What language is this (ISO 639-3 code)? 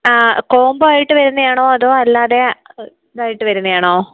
mal